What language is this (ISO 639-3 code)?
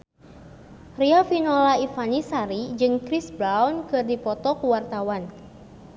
sun